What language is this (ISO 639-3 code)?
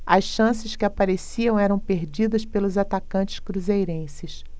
por